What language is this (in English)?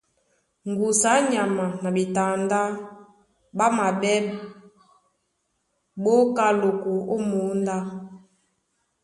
Duala